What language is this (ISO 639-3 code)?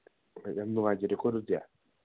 mni